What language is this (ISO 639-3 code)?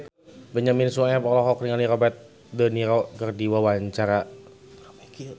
sun